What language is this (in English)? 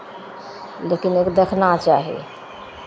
Maithili